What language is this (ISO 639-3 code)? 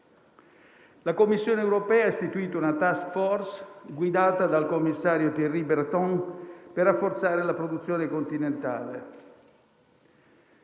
ita